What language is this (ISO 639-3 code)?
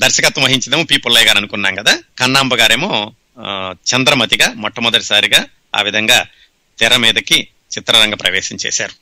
tel